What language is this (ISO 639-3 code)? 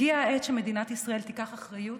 heb